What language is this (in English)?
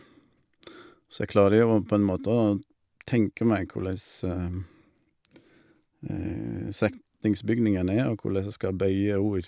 Norwegian